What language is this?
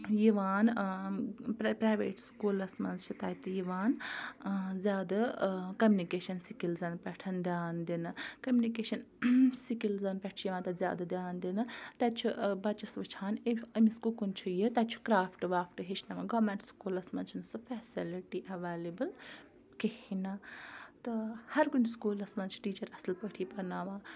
Kashmiri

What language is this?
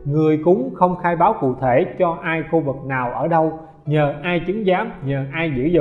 Vietnamese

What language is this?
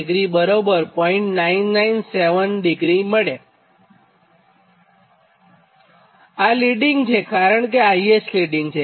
Gujarati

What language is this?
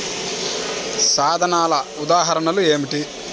Telugu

